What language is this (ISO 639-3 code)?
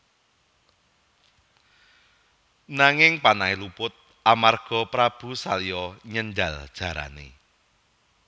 jav